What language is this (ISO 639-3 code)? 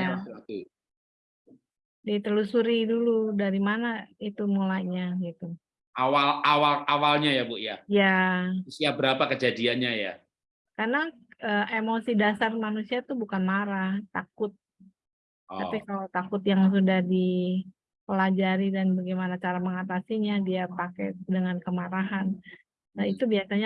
ind